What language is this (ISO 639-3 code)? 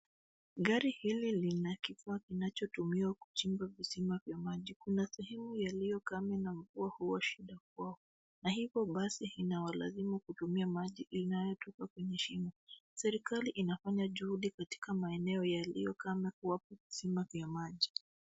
swa